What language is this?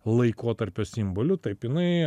Lithuanian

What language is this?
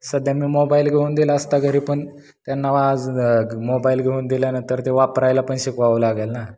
Marathi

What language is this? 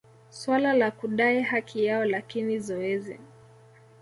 Swahili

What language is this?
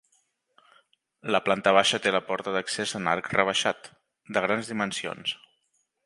Catalan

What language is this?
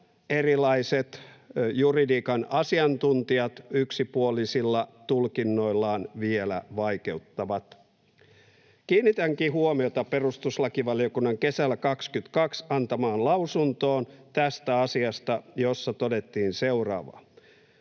Finnish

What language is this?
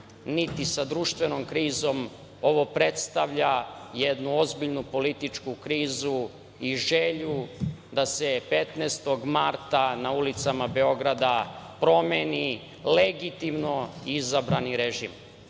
Serbian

